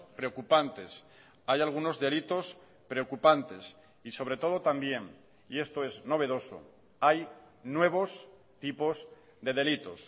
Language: Spanish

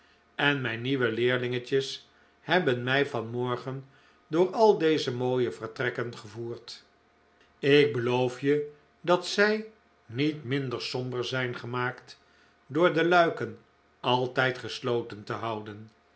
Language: Dutch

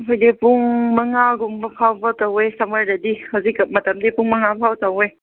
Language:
Manipuri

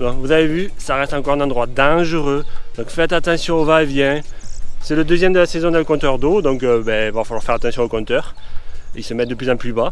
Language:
French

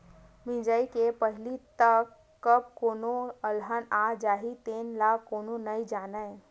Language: Chhattisgarhi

